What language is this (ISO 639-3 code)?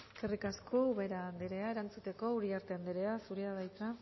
eus